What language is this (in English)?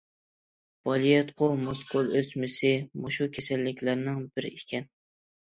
Uyghur